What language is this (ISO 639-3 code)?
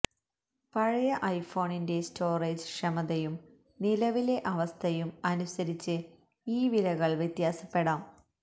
mal